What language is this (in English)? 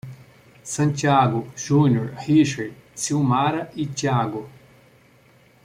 Portuguese